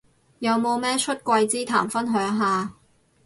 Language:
Cantonese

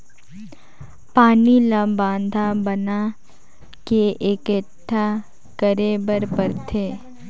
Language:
Chhattisgarhi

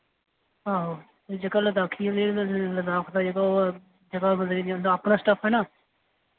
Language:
Dogri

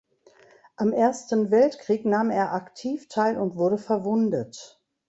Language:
German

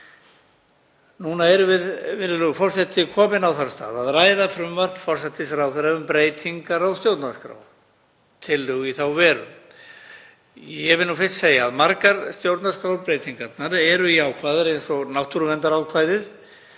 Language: Icelandic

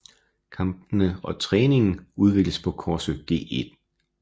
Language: Danish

